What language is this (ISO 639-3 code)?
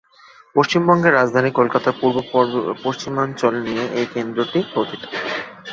ben